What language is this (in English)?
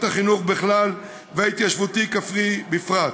Hebrew